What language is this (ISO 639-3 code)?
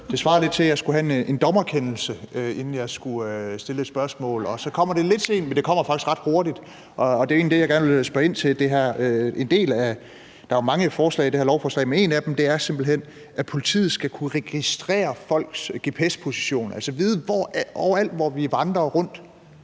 dan